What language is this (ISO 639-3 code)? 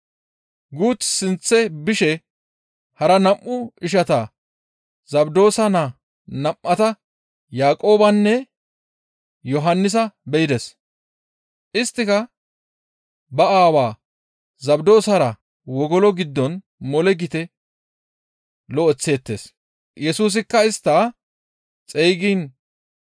gmv